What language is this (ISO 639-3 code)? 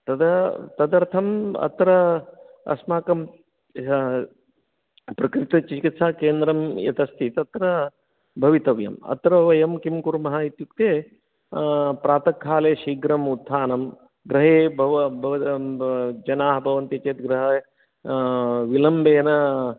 san